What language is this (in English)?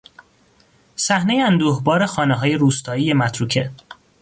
Persian